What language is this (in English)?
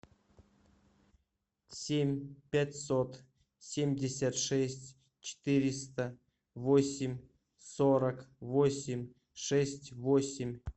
Russian